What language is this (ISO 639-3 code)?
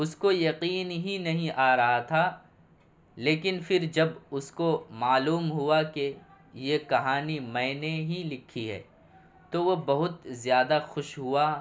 urd